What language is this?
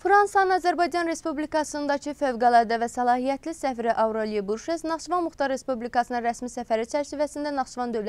Russian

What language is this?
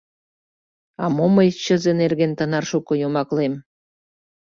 Mari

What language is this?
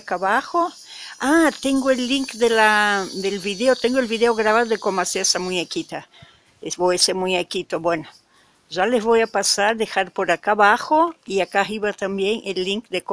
Spanish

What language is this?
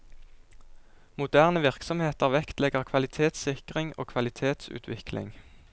Norwegian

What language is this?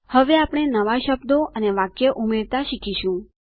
Gujarati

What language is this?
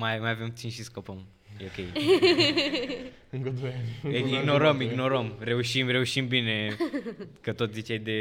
Romanian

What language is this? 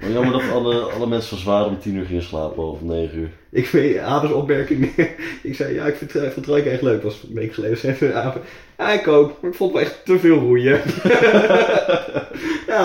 Dutch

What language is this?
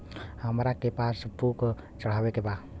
Bhojpuri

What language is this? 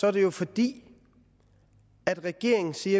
Danish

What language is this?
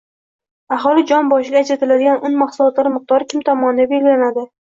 Uzbek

